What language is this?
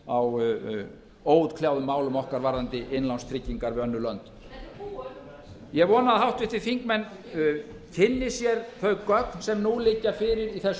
Icelandic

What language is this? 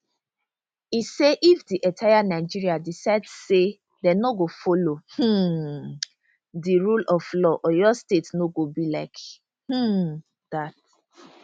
Nigerian Pidgin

